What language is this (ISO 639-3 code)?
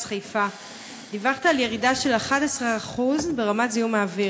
heb